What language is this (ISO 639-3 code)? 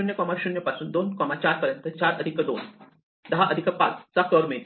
mar